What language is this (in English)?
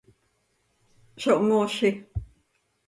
Seri